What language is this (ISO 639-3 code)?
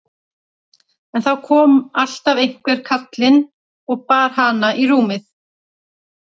isl